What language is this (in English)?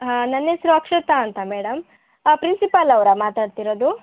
Kannada